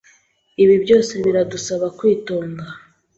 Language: Kinyarwanda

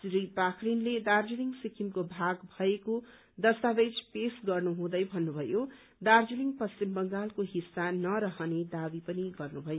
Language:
Nepali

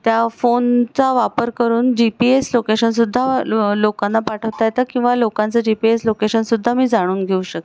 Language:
Marathi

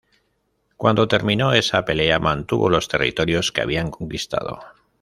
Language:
Spanish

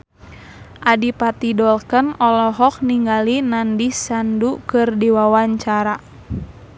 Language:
Sundanese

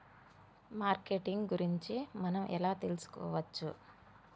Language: Telugu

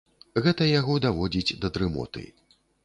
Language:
Belarusian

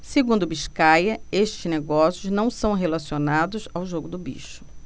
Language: Portuguese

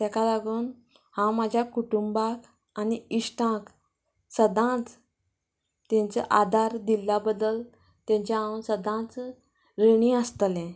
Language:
Konkani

